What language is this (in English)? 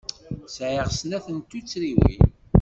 Kabyle